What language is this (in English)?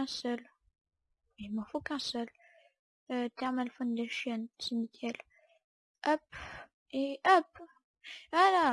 French